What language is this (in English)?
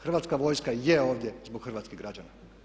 Croatian